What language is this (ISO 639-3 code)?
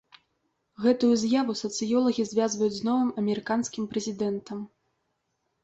bel